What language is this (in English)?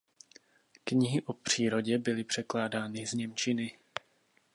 Czech